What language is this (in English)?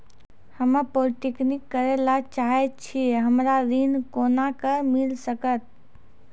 Maithili